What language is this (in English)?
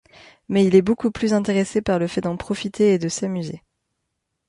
French